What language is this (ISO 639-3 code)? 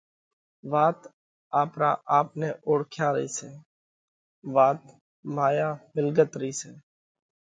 kvx